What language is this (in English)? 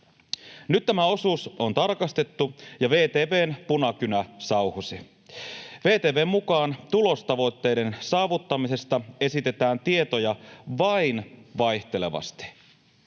Finnish